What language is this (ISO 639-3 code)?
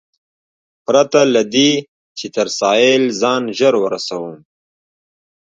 pus